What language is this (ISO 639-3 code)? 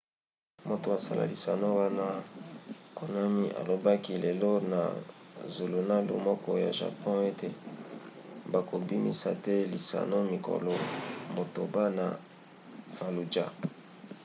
lin